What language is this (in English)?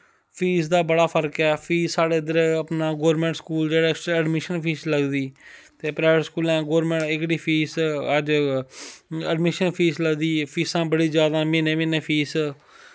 Dogri